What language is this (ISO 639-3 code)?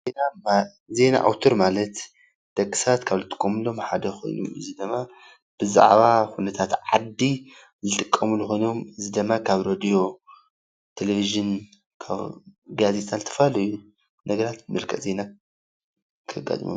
tir